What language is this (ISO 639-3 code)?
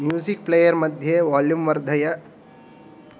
san